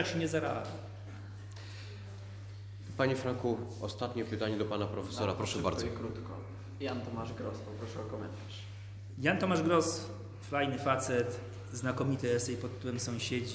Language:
Polish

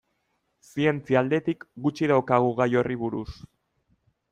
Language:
Basque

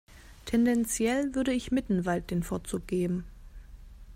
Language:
German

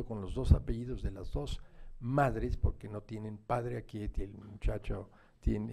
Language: Spanish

